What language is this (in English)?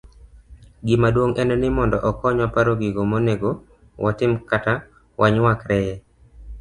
Luo (Kenya and Tanzania)